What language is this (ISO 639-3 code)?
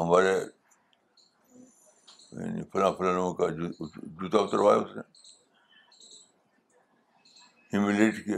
urd